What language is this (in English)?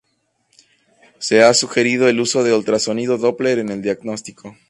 Spanish